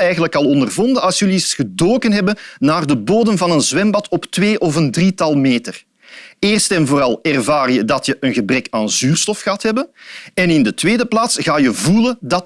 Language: Dutch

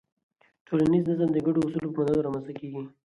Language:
Pashto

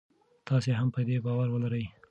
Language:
Pashto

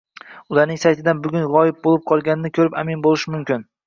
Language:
Uzbek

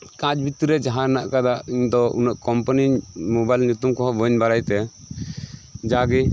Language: Santali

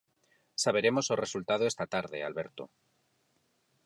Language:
Galician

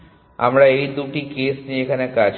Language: Bangla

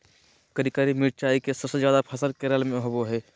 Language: Magahi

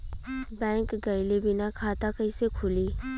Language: Bhojpuri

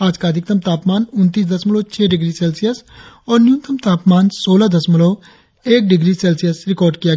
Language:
Hindi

